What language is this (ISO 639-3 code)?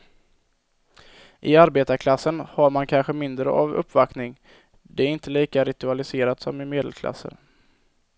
swe